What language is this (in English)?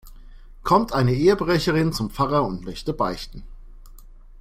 German